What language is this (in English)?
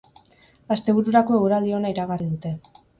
Basque